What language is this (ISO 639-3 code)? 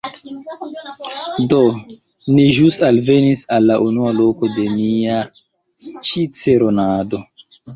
epo